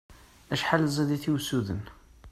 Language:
Kabyle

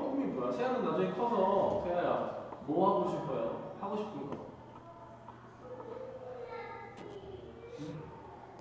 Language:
Korean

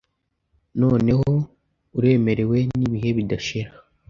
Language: Kinyarwanda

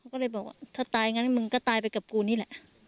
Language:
Thai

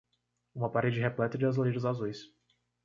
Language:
Portuguese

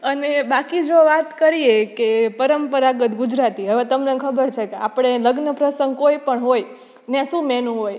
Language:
Gujarati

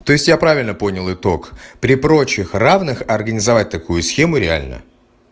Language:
Russian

